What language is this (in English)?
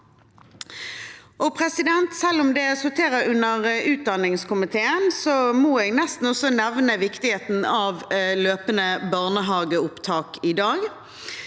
Norwegian